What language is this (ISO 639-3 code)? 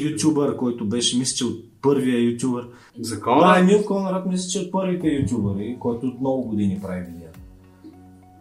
bul